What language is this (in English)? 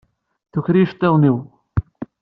Kabyle